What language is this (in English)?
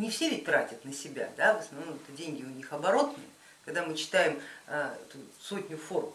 Russian